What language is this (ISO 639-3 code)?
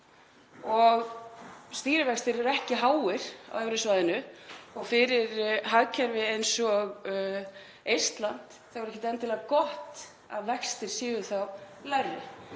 isl